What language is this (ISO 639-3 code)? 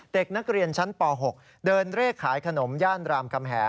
tha